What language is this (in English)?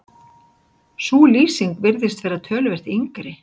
Icelandic